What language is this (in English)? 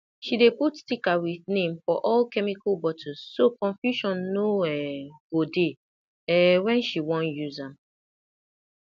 Nigerian Pidgin